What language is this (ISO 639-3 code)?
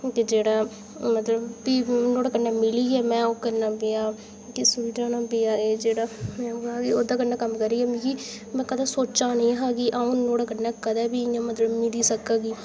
doi